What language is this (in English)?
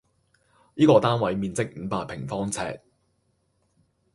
Cantonese